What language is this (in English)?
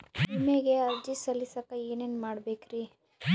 Kannada